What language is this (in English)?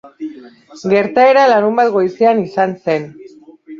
Basque